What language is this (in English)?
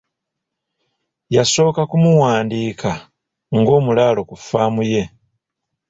Ganda